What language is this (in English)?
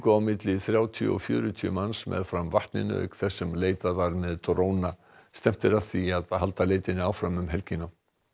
Icelandic